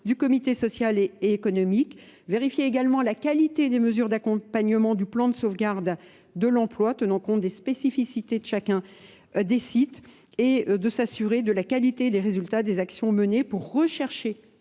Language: French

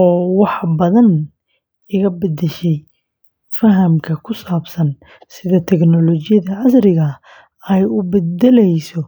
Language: Somali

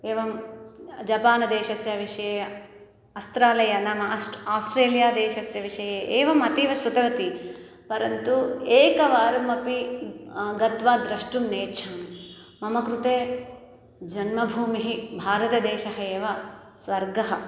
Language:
Sanskrit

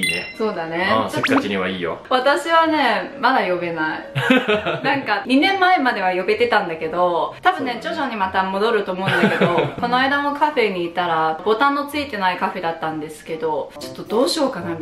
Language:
Japanese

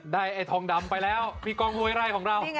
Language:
Thai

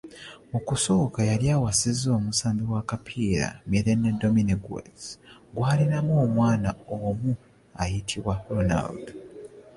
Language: Ganda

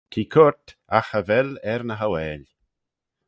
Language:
Manx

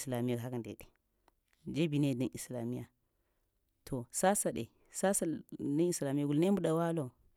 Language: Lamang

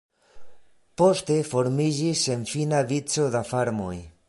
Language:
Esperanto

